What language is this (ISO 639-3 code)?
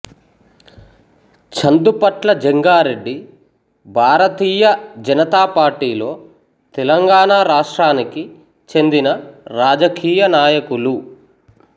tel